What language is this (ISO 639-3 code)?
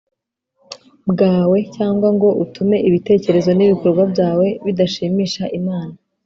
kin